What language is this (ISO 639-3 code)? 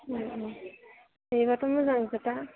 brx